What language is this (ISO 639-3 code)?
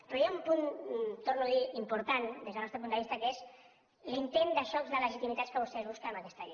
cat